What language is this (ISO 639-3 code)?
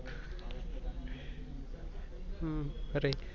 mar